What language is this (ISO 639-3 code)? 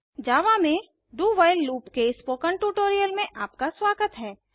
hin